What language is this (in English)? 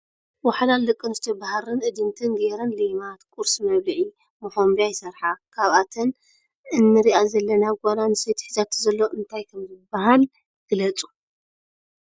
Tigrinya